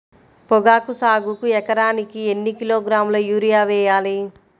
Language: Telugu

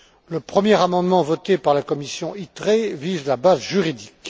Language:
French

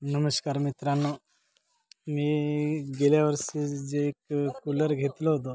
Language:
Marathi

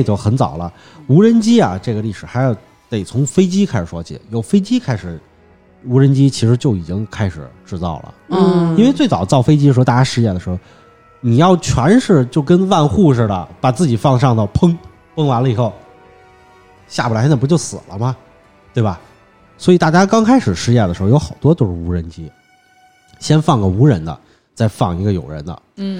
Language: Chinese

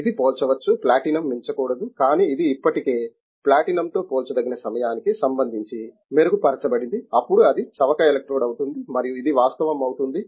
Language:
Telugu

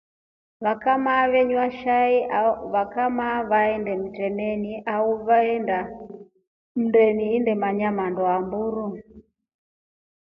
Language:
Rombo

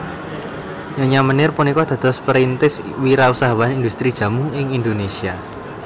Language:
Javanese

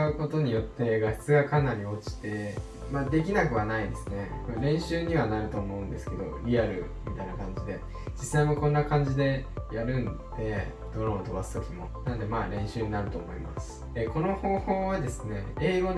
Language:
Japanese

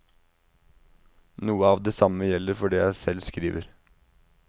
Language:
Norwegian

